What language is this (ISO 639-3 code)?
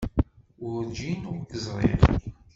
kab